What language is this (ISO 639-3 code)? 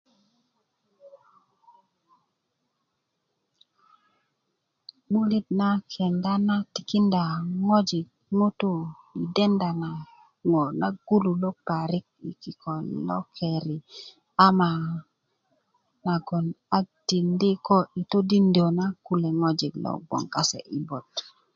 ukv